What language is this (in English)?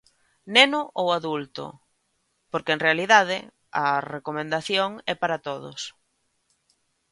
Galician